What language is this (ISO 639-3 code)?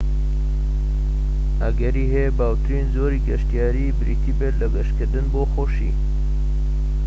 ckb